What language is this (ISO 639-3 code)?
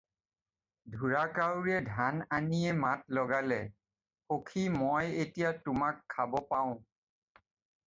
asm